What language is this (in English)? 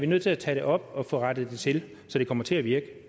Danish